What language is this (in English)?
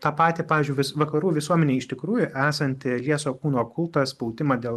Lithuanian